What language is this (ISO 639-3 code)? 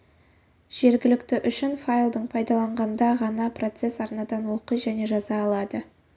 kaz